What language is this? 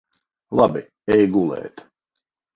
Latvian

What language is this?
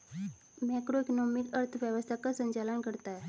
Hindi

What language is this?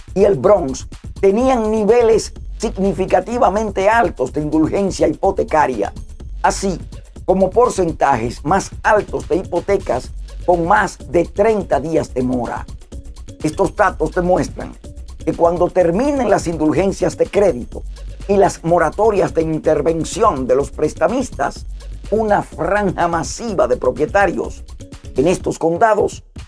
Spanish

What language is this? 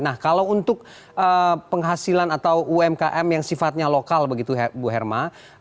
Indonesian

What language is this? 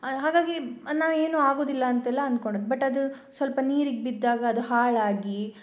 Kannada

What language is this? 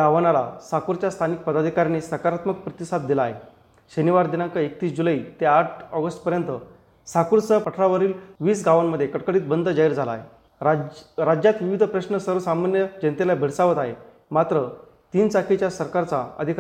Marathi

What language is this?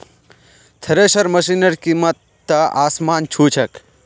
Magahi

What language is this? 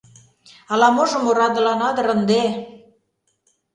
Mari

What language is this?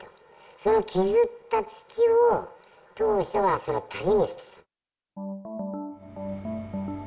Japanese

